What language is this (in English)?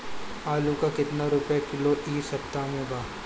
Bhojpuri